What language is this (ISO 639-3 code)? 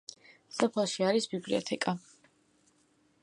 kat